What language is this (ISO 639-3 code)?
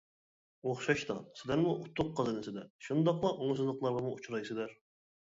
uig